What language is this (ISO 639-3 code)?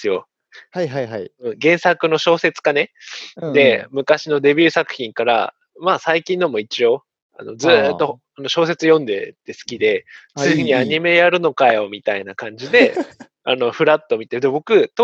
jpn